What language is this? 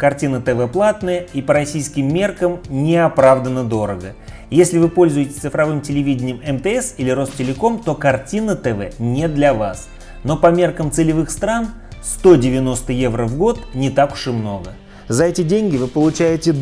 Russian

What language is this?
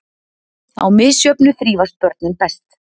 Icelandic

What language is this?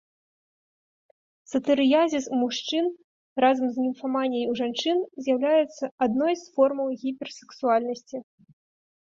Belarusian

